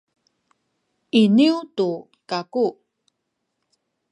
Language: Sakizaya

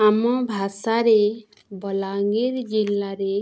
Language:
Odia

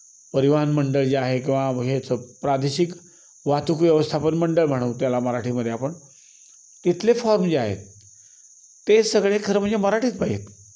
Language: Marathi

